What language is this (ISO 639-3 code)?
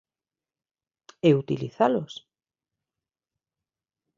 glg